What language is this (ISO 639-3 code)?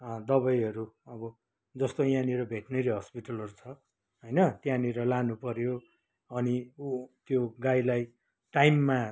nep